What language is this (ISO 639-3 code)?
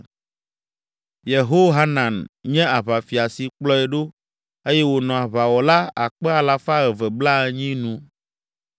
ewe